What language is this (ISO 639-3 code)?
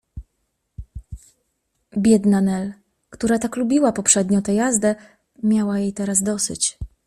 pol